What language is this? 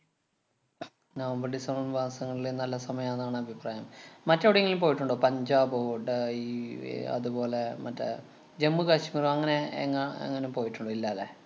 Malayalam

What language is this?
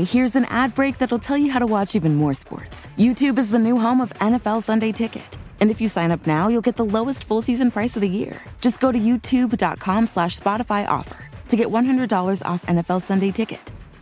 English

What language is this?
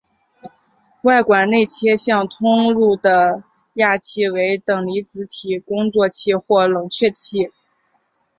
Chinese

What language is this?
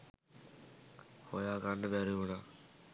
Sinhala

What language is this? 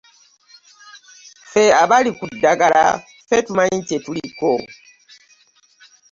Ganda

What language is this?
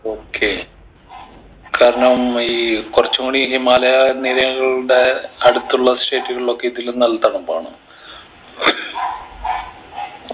Malayalam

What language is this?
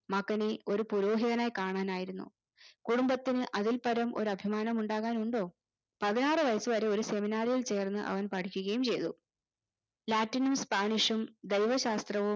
Malayalam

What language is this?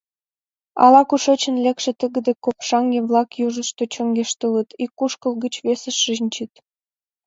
Mari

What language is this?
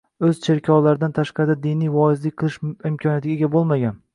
Uzbek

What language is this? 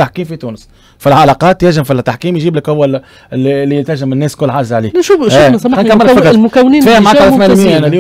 Arabic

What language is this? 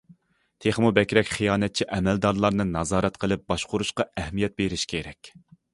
Uyghur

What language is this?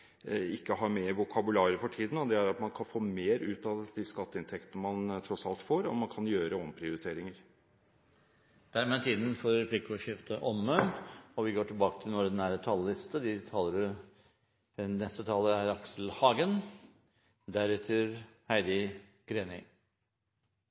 Norwegian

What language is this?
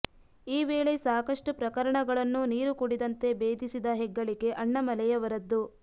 Kannada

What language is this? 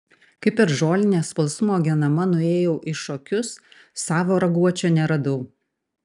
Lithuanian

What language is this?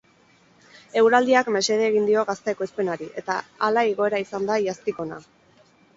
Basque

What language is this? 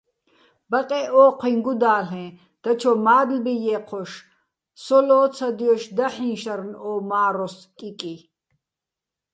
Bats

